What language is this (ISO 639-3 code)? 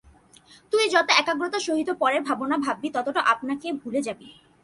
ben